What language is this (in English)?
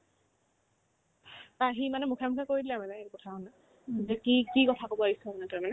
Assamese